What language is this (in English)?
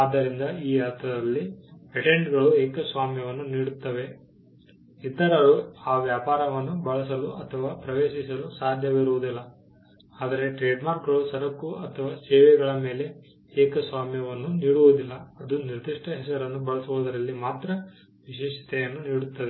Kannada